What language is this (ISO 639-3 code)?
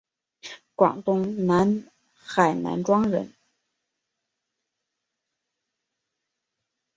zho